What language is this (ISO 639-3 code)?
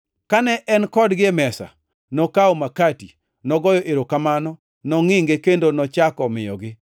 luo